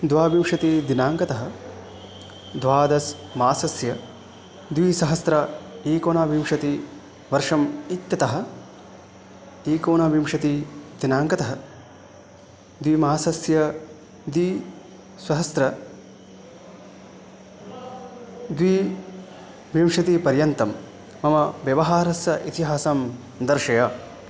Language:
Sanskrit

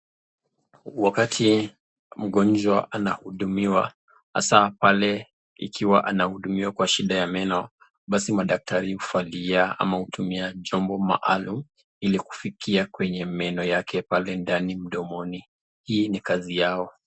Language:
Swahili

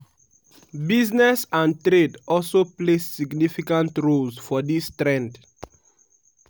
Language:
Nigerian Pidgin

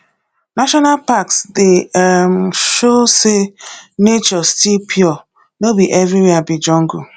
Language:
Nigerian Pidgin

